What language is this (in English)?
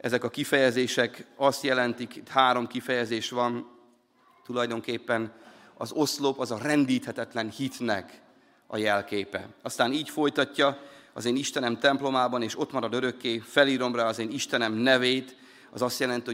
Hungarian